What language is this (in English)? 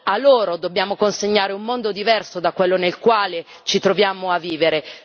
Italian